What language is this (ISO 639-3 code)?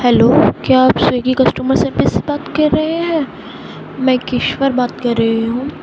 urd